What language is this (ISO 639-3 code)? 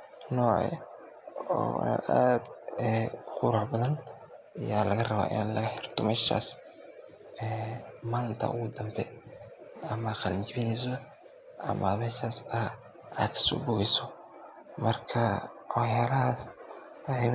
som